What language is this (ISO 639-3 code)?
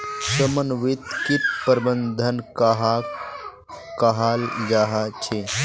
mag